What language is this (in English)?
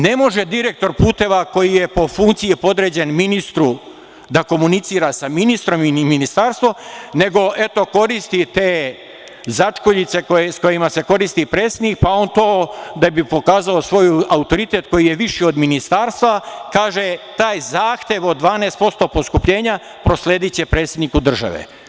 Serbian